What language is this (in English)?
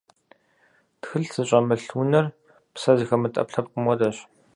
Kabardian